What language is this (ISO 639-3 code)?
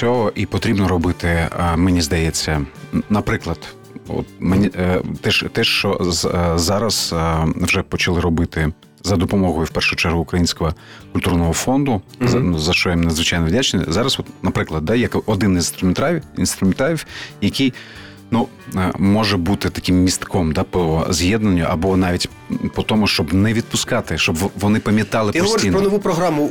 ukr